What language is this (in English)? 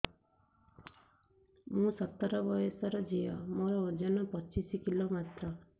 Odia